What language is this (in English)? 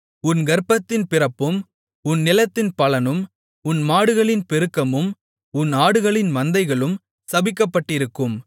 Tamil